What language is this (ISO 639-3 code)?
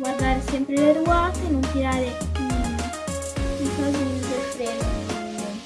ita